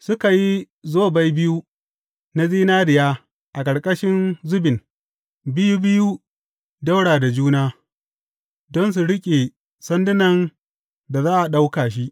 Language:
Hausa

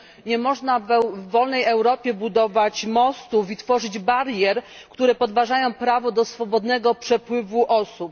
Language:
Polish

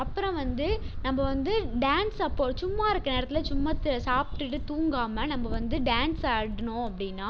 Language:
Tamil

